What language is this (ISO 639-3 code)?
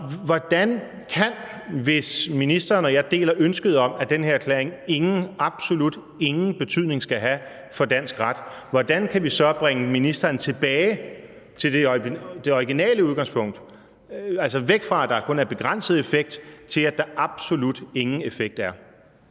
dan